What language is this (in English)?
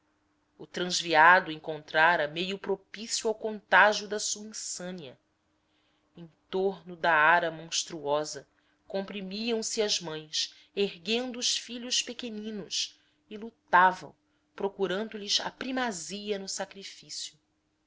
Portuguese